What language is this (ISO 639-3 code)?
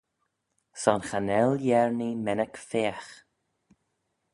glv